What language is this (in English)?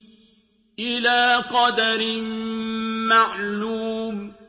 Arabic